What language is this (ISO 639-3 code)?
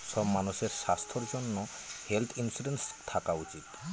ben